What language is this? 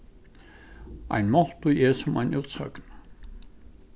Faroese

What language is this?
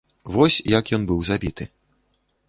Belarusian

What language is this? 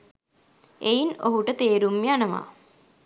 Sinhala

